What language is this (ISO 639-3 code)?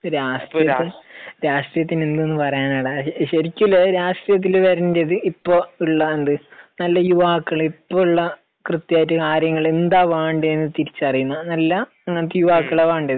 mal